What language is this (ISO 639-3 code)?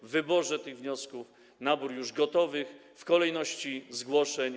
pol